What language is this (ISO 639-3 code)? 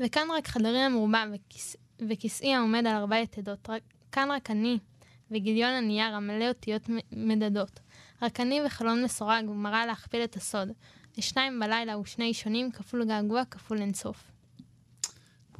heb